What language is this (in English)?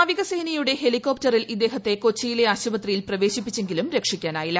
Malayalam